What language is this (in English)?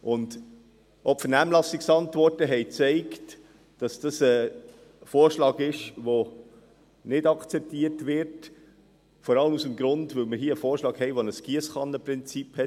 Swiss German